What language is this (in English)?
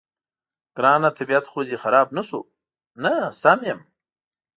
Pashto